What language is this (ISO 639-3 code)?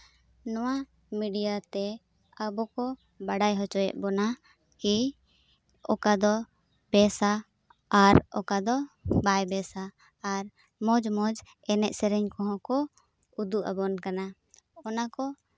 sat